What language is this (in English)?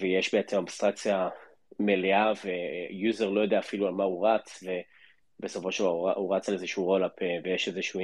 Hebrew